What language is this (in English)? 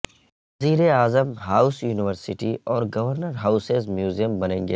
Urdu